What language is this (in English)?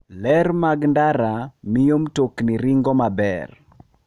Luo (Kenya and Tanzania)